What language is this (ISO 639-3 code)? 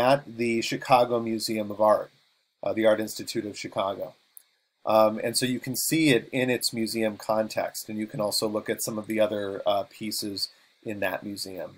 eng